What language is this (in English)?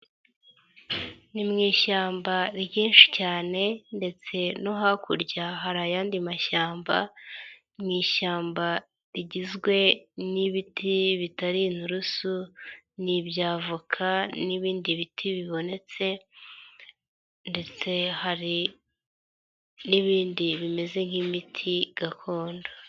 Kinyarwanda